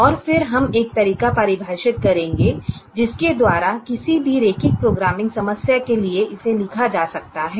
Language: Hindi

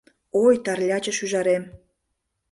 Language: Mari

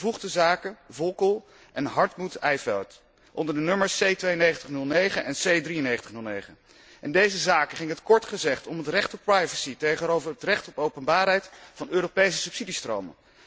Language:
Dutch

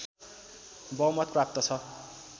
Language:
Nepali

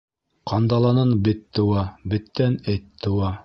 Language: Bashkir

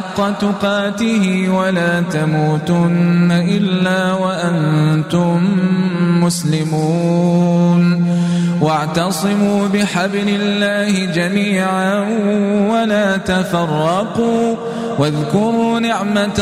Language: Arabic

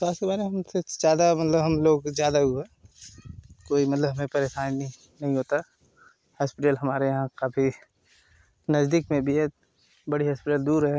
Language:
Hindi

